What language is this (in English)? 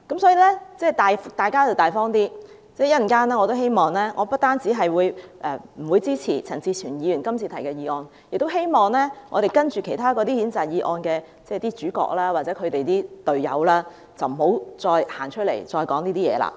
Cantonese